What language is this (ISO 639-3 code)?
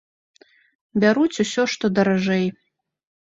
bel